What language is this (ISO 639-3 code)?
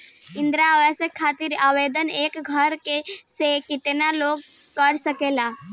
bho